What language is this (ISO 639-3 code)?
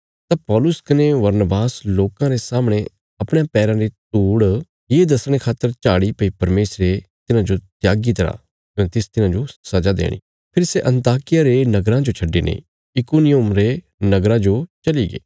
kfs